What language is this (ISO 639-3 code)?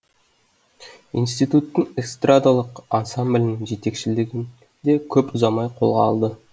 kaz